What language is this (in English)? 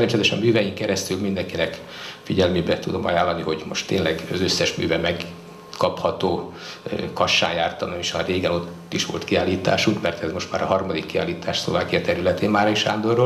Hungarian